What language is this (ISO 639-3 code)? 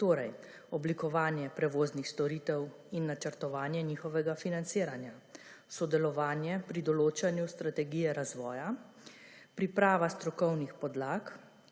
slv